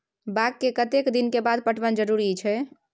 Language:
Maithili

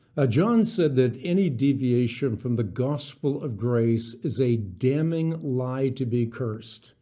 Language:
English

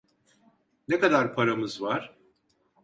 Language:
Turkish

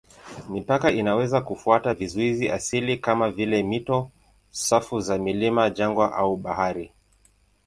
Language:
Swahili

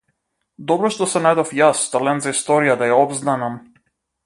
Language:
Macedonian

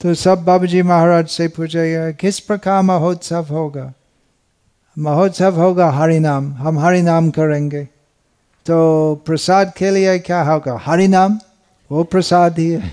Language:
Hindi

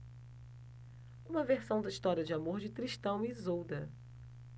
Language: Portuguese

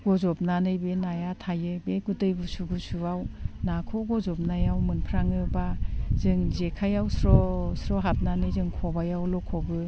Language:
Bodo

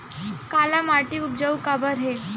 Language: Chhattisgarhi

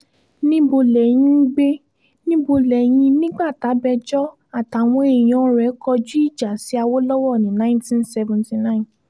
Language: Yoruba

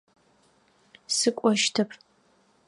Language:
Adyghe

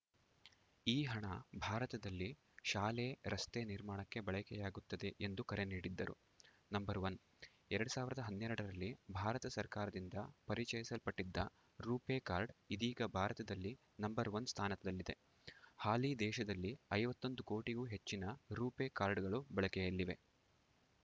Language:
Kannada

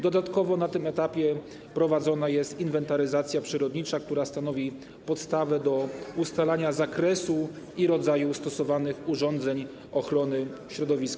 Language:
Polish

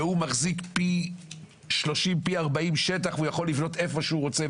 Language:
Hebrew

